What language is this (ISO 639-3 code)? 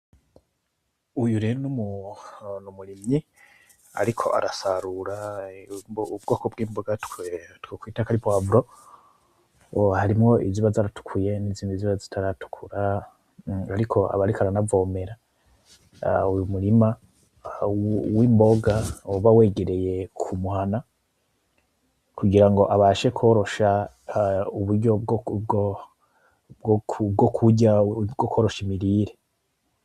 run